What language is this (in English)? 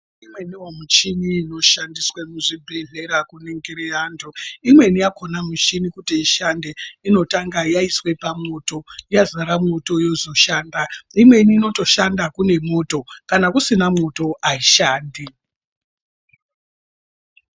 Ndau